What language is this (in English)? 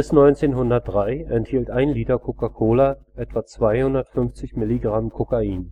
German